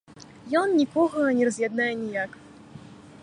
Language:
Belarusian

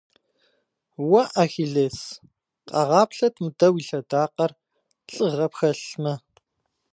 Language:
Kabardian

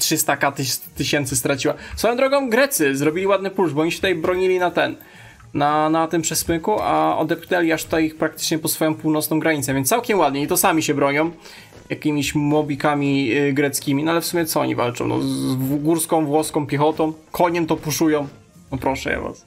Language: Polish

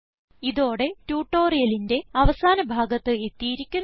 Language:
Malayalam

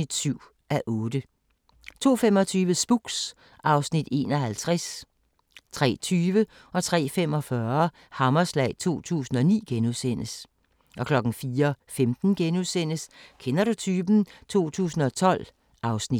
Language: Danish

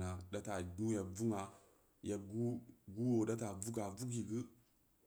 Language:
Samba Leko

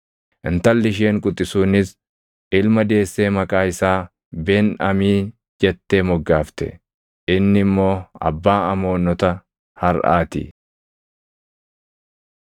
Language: Oromo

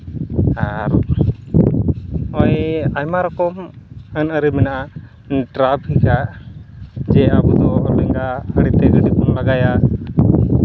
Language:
Santali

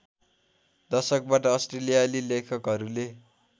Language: Nepali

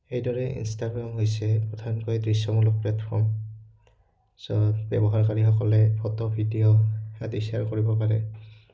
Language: Assamese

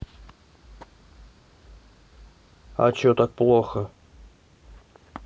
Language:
Russian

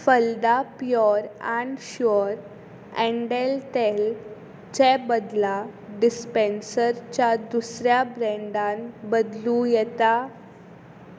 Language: Konkani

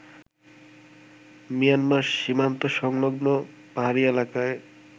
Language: Bangla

